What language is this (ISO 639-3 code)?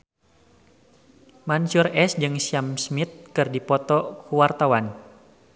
sun